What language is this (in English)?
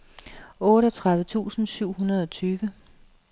Danish